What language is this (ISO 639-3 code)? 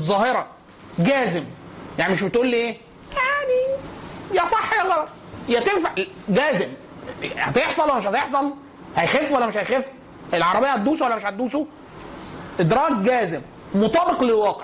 ara